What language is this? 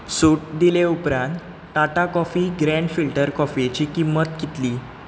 Konkani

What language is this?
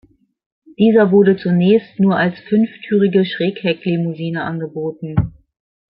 German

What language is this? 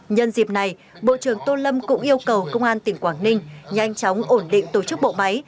Vietnamese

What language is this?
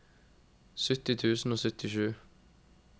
Norwegian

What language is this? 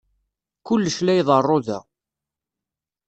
Kabyle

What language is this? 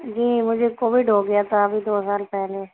Urdu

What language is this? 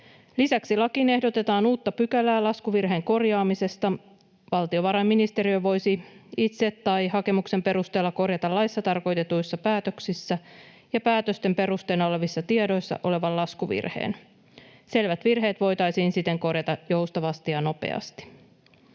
Finnish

